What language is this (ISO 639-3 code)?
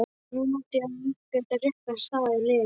isl